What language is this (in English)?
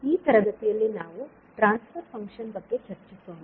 Kannada